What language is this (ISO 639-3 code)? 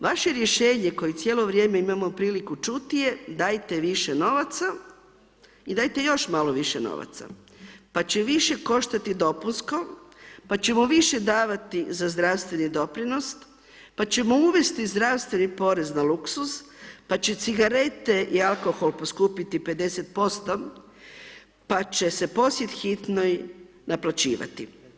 hrv